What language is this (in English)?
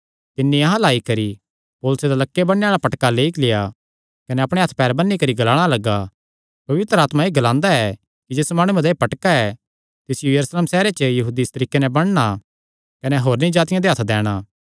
Kangri